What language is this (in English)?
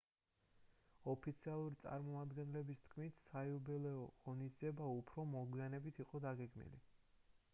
Georgian